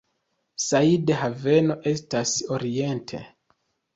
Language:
Esperanto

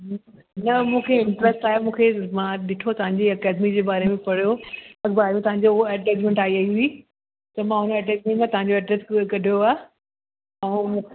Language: Sindhi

